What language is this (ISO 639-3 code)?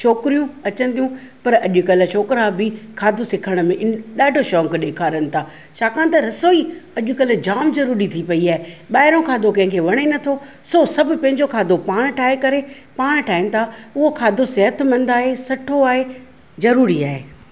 snd